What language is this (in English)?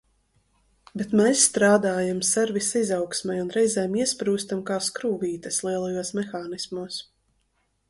Latvian